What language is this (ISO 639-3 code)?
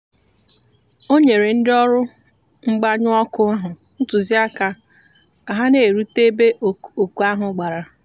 ibo